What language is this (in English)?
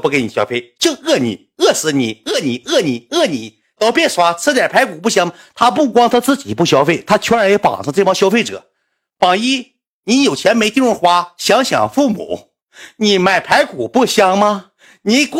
Chinese